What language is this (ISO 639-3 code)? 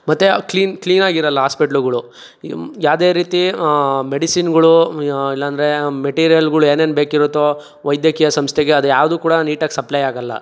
kan